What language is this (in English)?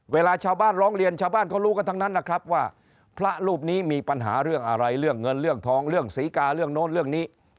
Thai